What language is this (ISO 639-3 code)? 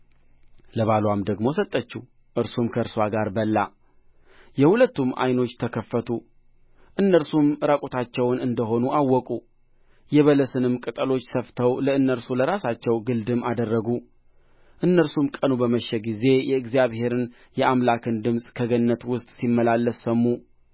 amh